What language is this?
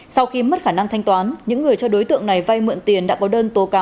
Vietnamese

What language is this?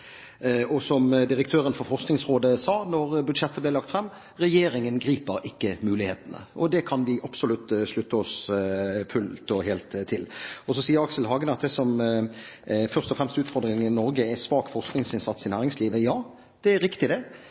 Norwegian Bokmål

